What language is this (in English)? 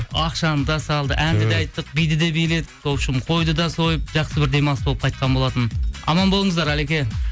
Kazakh